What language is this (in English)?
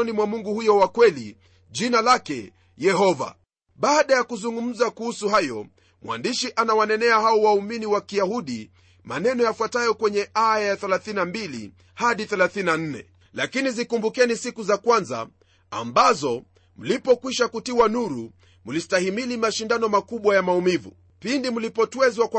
Swahili